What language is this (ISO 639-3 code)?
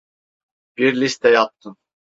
tur